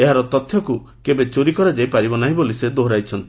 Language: Odia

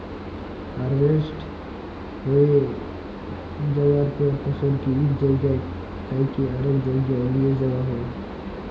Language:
Bangla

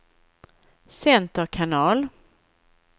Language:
Swedish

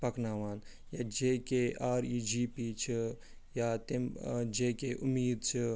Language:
Kashmiri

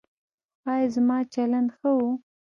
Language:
Pashto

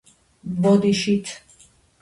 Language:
Georgian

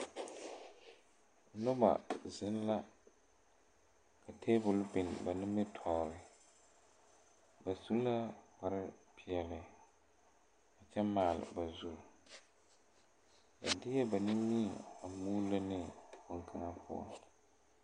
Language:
Southern Dagaare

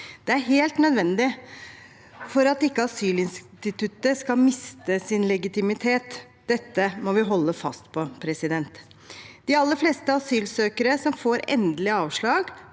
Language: Norwegian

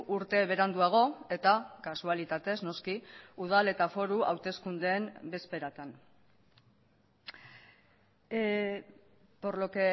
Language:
Basque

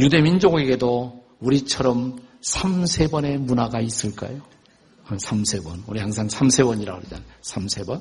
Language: Korean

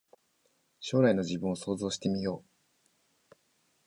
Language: Japanese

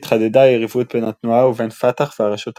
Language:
Hebrew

